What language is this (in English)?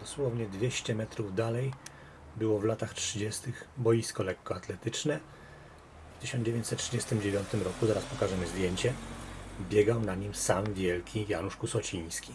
Polish